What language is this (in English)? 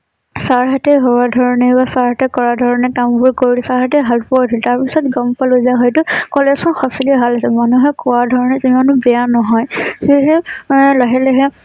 Assamese